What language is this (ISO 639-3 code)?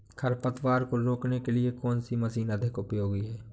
hin